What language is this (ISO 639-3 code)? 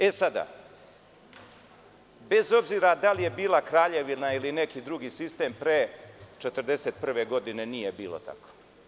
srp